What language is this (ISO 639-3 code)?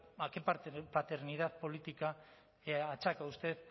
spa